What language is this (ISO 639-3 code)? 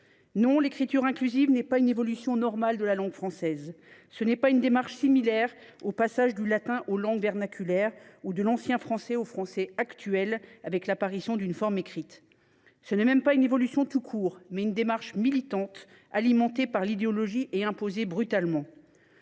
fra